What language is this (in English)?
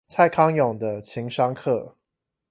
Chinese